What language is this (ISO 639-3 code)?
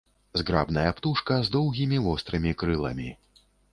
bel